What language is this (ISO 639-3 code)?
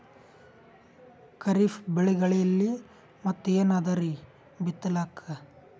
kan